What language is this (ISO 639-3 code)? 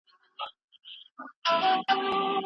pus